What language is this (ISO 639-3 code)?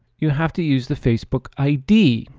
eng